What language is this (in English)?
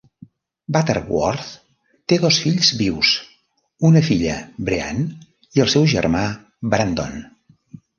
Catalan